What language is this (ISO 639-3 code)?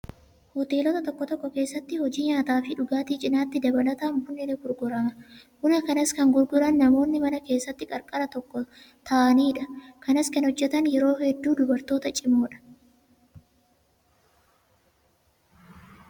orm